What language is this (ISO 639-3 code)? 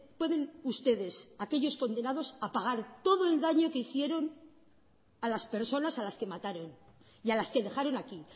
spa